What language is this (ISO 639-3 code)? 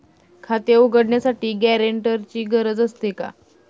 mar